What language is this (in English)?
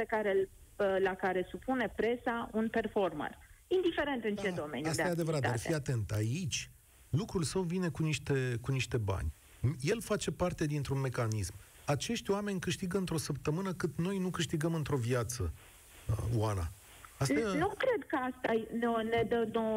Romanian